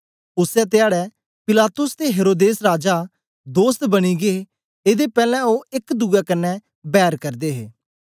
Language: Dogri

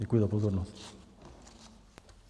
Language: Czech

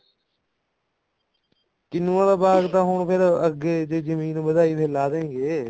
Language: Punjabi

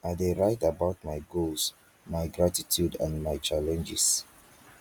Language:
Nigerian Pidgin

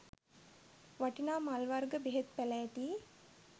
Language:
Sinhala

